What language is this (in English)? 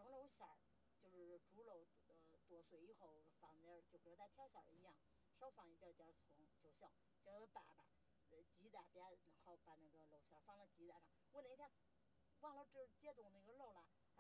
Chinese